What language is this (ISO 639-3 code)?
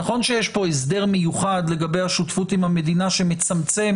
heb